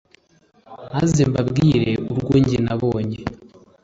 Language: Kinyarwanda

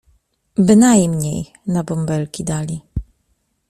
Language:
Polish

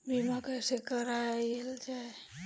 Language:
Bhojpuri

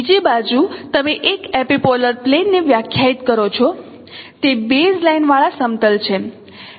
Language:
Gujarati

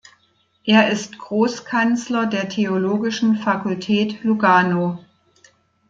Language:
German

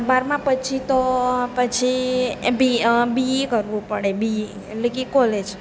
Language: Gujarati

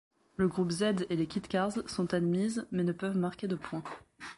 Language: French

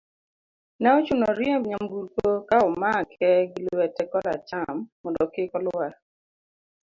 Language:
Luo (Kenya and Tanzania)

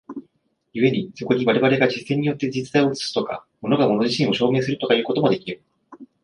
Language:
Japanese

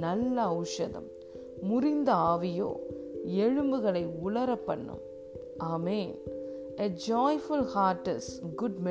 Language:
Tamil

